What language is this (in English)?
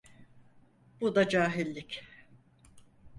Turkish